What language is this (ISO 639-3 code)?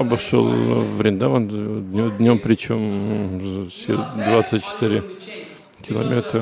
rus